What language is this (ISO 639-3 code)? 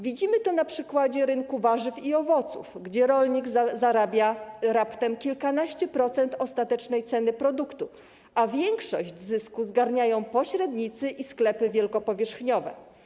pol